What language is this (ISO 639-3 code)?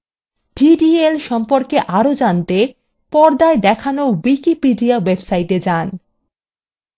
ben